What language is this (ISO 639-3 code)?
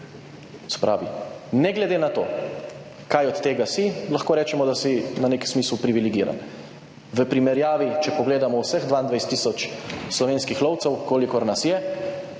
slv